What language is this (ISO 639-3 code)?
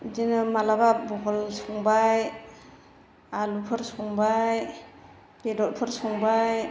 brx